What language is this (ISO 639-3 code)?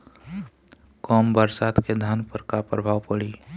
bho